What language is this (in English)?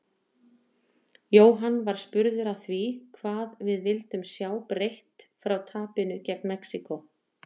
Icelandic